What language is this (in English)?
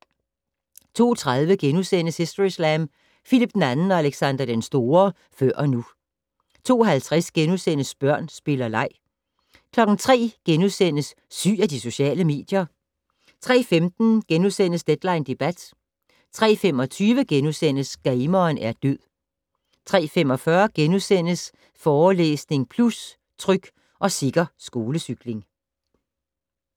Danish